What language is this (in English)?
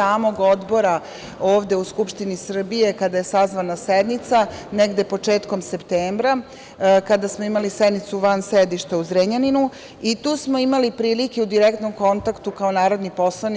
Serbian